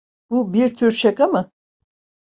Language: Turkish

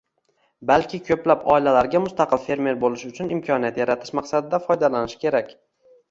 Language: Uzbek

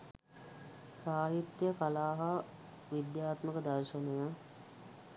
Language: Sinhala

